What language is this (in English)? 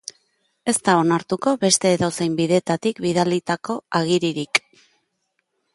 Basque